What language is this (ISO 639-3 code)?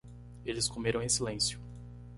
por